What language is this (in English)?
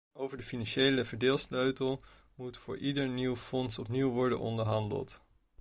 Dutch